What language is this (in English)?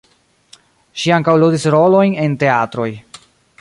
Esperanto